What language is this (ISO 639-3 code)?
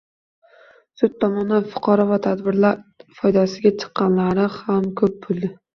uzb